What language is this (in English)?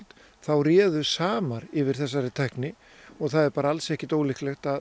Icelandic